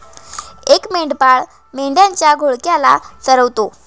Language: Marathi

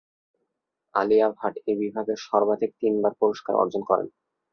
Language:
Bangla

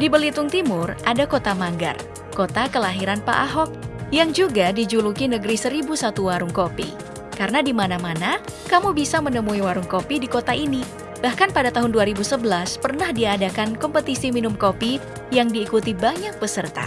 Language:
Indonesian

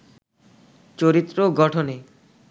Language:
Bangla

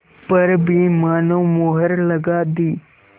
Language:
Hindi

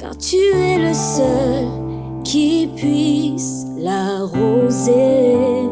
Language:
Vietnamese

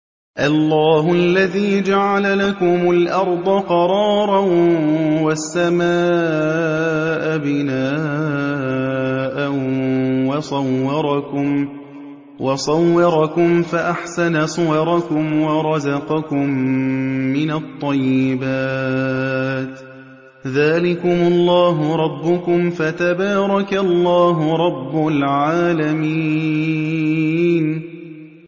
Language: Arabic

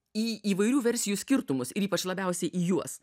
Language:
Lithuanian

